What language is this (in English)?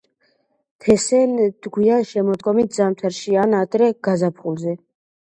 Georgian